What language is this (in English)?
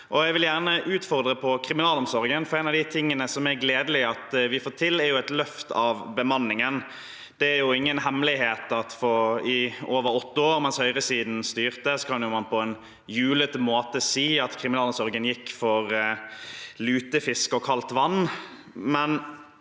Norwegian